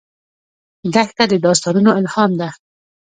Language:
Pashto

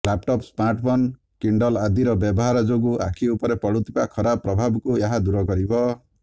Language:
Odia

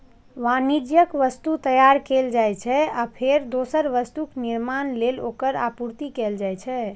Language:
Maithili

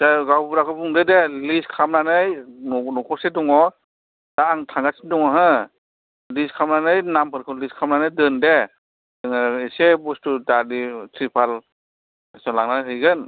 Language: Bodo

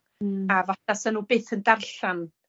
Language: Welsh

